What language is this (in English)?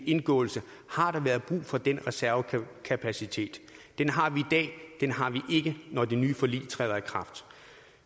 Danish